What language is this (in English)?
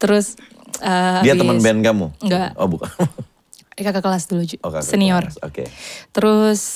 Indonesian